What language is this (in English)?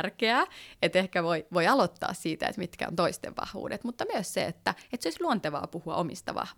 Finnish